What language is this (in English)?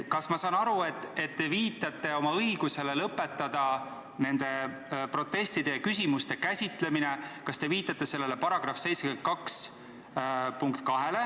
Estonian